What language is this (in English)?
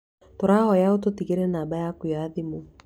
Kikuyu